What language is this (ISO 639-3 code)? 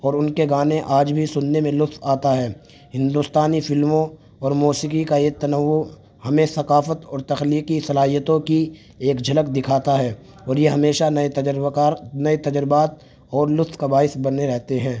urd